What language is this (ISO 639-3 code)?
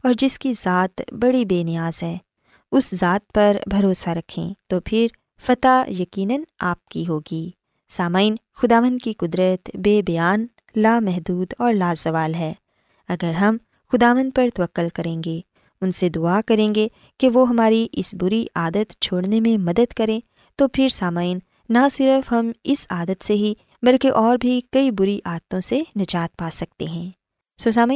urd